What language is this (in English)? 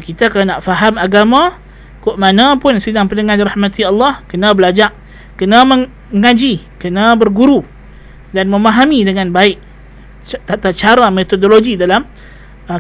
Malay